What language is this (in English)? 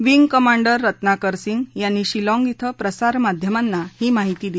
Marathi